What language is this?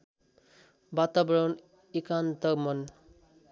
Nepali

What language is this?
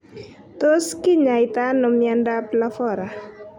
Kalenjin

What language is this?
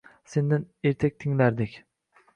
Uzbek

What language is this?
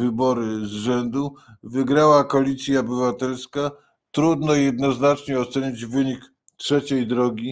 Polish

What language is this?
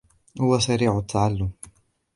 Arabic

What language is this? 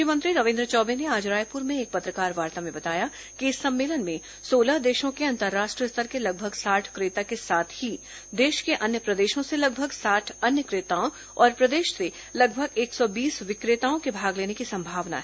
Hindi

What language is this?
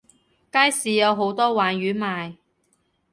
Cantonese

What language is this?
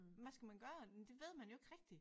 Danish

